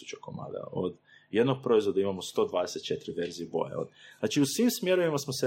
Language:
Croatian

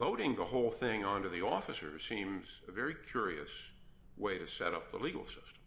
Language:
English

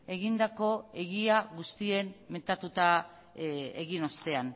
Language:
Basque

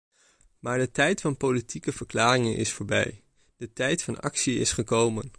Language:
Dutch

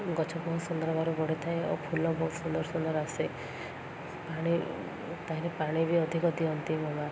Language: Odia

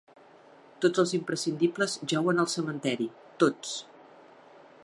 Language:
Catalan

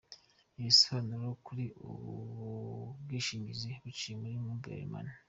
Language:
Kinyarwanda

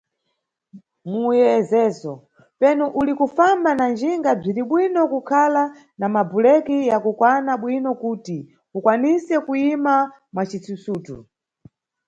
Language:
Nyungwe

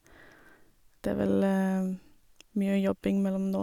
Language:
Norwegian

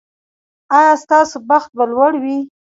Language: Pashto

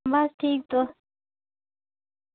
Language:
Dogri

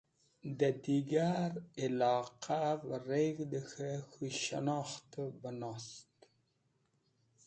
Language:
Wakhi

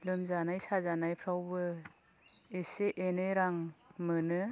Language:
Bodo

